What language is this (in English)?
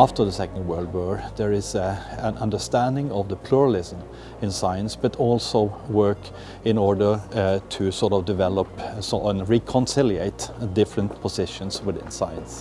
English